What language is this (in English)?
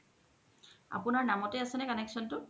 Assamese